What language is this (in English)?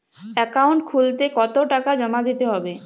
Bangla